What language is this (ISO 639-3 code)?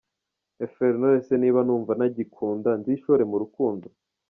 kin